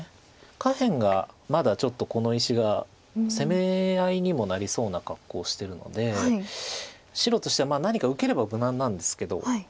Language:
Japanese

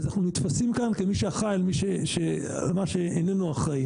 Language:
Hebrew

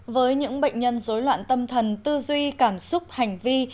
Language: Vietnamese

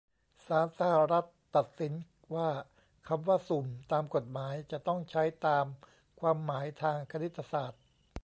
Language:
Thai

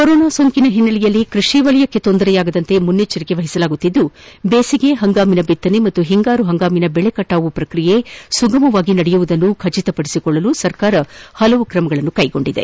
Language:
Kannada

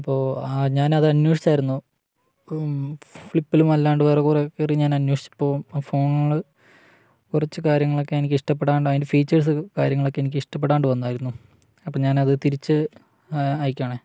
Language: Malayalam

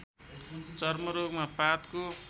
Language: Nepali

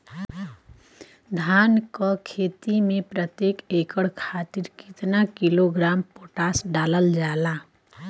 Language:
Bhojpuri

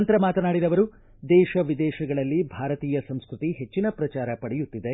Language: Kannada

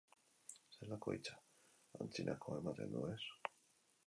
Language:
Basque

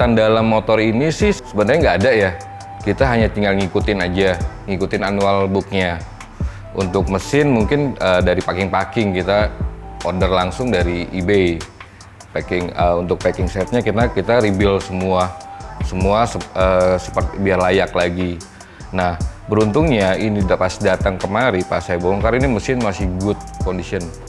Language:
Indonesian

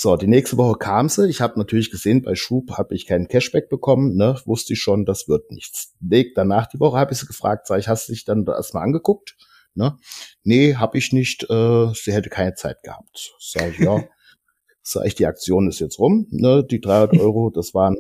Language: German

